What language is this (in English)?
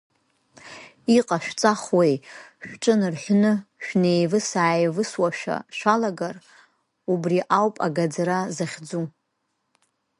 Abkhazian